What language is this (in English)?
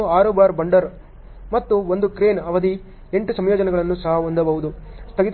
Kannada